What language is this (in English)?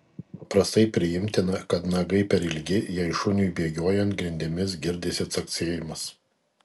Lithuanian